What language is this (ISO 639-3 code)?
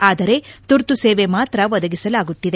kan